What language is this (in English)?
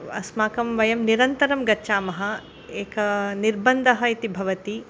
Sanskrit